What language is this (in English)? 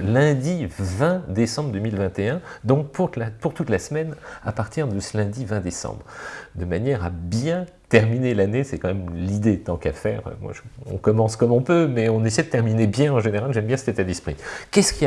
French